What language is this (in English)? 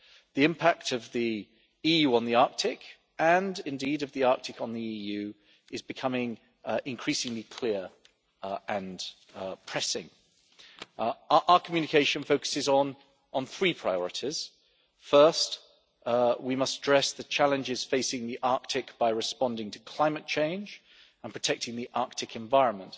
English